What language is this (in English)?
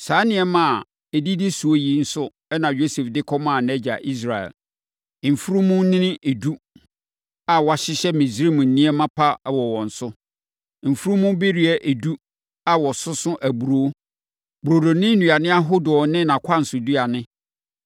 Akan